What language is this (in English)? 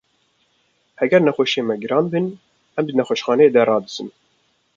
Kurdish